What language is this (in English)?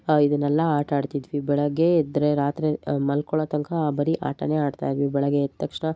Kannada